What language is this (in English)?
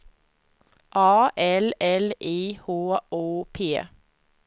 Swedish